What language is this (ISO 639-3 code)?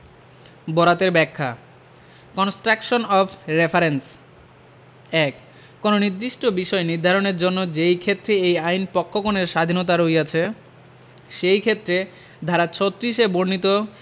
ben